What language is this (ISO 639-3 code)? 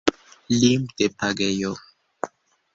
epo